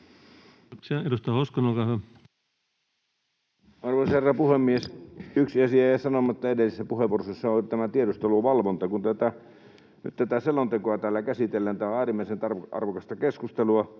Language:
Finnish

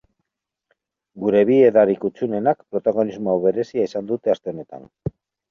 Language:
Basque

